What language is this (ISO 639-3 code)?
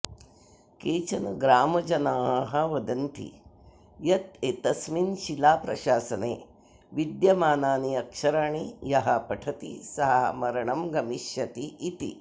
san